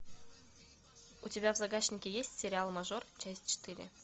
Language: Russian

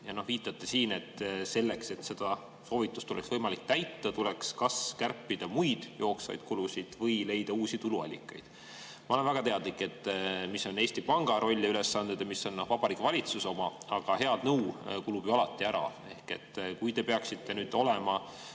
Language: Estonian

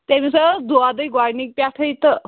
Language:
Kashmiri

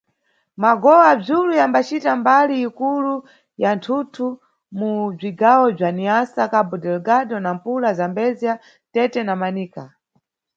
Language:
Nyungwe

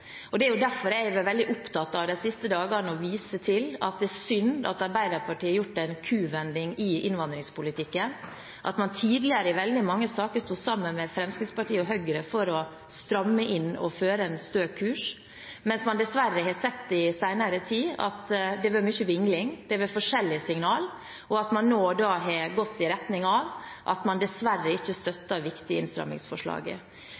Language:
Norwegian Bokmål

